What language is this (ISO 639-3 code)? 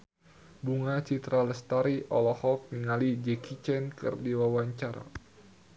sun